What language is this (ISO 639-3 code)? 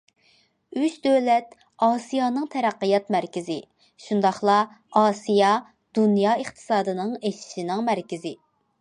uig